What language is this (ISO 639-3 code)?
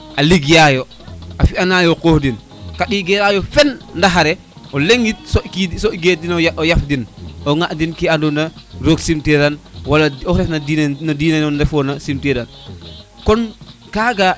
srr